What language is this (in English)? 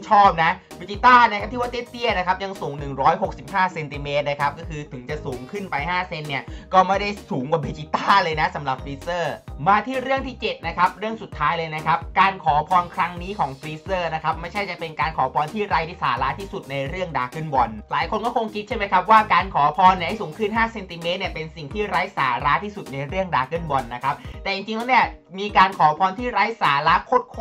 Thai